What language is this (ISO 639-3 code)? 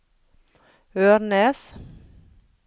nor